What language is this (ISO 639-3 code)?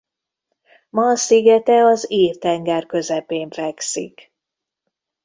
hun